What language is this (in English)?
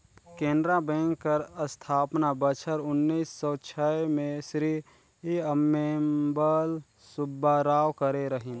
Chhattisgarhi